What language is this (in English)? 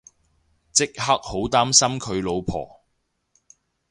Cantonese